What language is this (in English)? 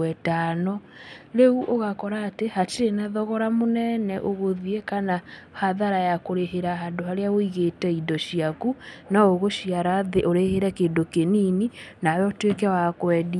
Kikuyu